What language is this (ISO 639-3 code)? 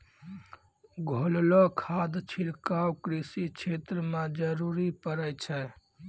mai